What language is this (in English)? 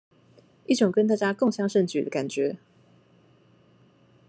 Chinese